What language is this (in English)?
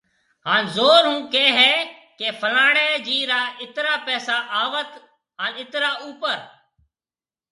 Marwari (Pakistan)